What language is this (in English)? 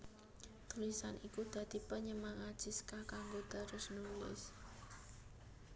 Javanese